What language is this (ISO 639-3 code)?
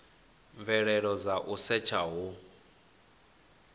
ven